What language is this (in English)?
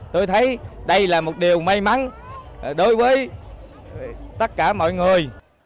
Vietnamese